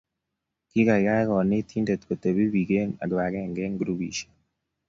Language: Kalenjin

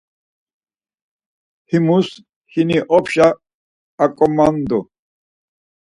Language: Laz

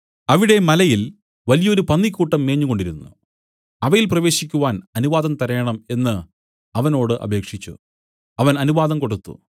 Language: Malayalam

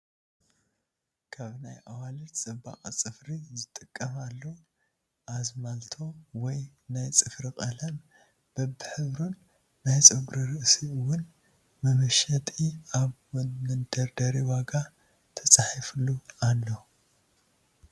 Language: Tigrinya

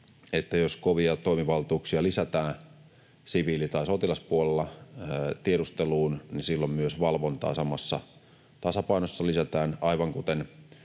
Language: Finnish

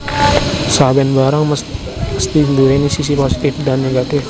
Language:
Javanese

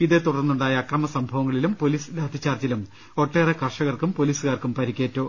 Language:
Malayalam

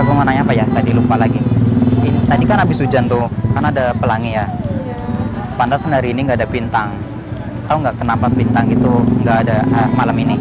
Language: Indonesian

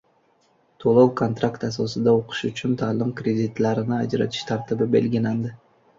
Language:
Uzbek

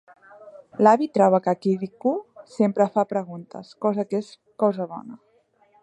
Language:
Catalan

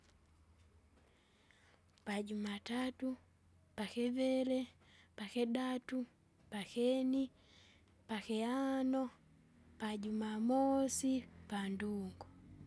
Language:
Kinga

